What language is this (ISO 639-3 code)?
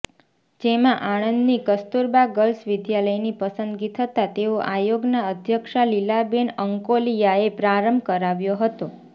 guj